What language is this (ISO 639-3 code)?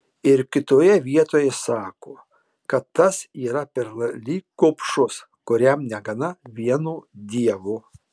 lit